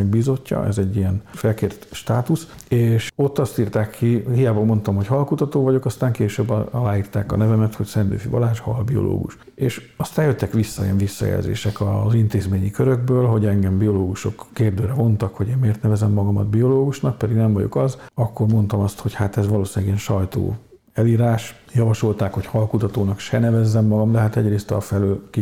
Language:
Hungarian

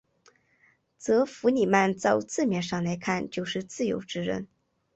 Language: Chinese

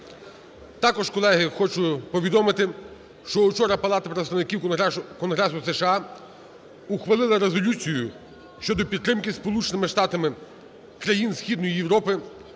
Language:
Ukrainian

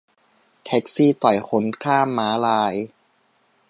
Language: Thai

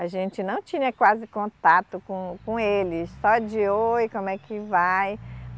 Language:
Portuguese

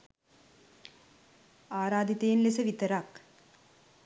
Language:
Sinhala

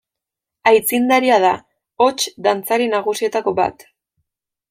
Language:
Basque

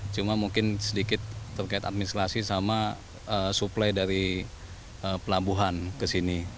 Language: Indonesian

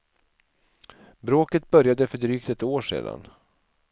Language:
Swedish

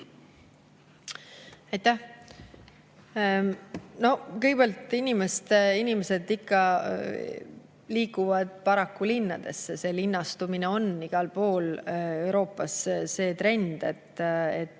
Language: Estonian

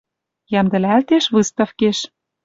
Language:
Western Mari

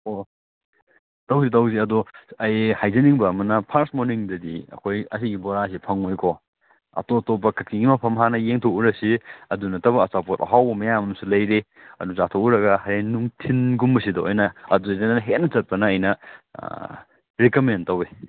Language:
Manipuri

